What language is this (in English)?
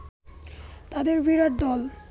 Bangla